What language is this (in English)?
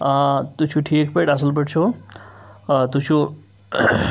Kashmiri